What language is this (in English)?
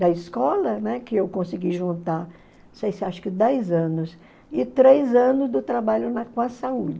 Portuguese